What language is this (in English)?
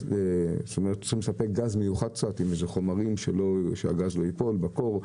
Hebrew